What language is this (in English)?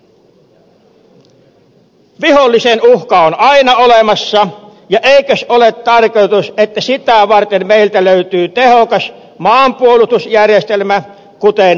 Finnish